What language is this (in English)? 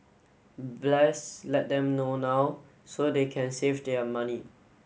English